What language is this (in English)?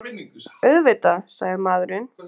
Icelandic